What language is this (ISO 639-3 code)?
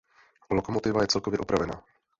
ces